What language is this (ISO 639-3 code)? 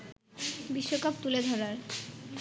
ben